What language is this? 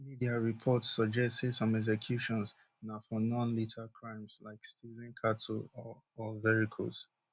Nigerian Pidgin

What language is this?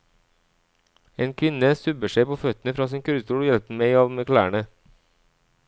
Norwegian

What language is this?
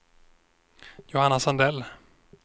Swedish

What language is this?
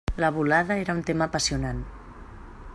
Catalan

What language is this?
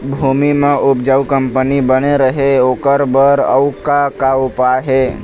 Chhattisgarhi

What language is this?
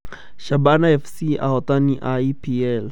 Kikuyu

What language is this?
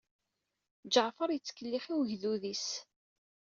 Kabyle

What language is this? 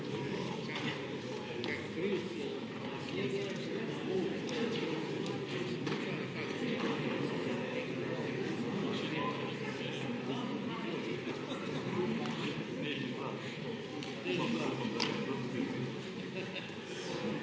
Slovenian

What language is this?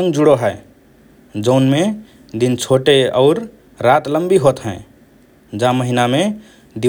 Rana Tharu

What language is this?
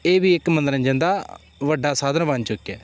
Punjabi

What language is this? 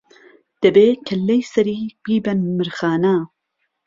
Central Kurdish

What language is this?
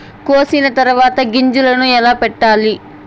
Telugu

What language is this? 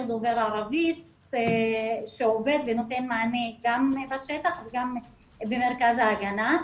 Hebrew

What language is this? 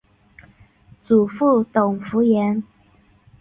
Chinese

